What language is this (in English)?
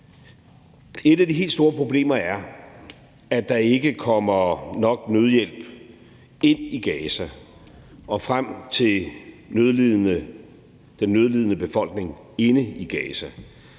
Danish